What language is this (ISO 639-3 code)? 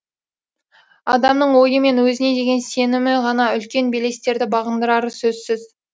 kaz